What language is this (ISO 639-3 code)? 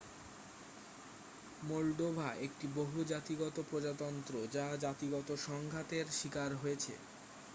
ben